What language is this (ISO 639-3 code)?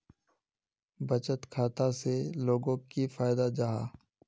mag